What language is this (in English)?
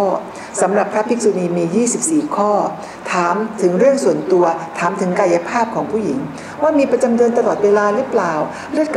Thai